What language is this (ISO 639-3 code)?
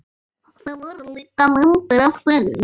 isl